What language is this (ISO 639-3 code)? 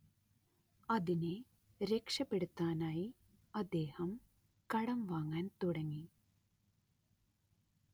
mal